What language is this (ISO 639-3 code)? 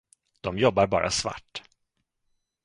swe